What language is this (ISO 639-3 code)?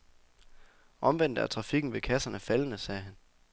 dan